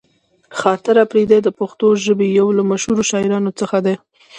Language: Pashto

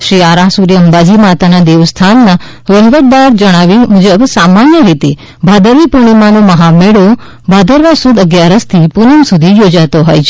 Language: Gujarati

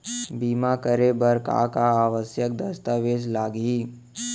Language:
Chhattisgarhi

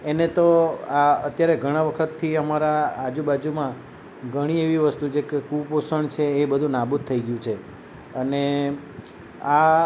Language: Gujarati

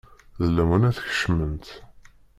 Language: Kabyle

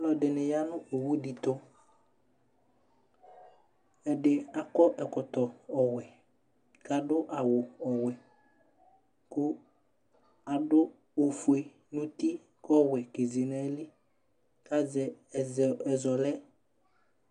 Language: Ikposo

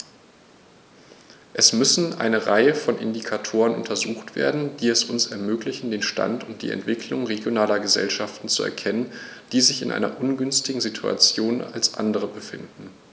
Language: German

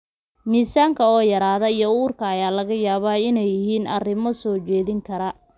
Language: Somali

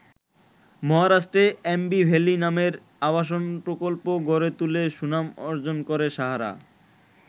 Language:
Bangla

